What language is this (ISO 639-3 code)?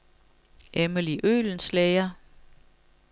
dan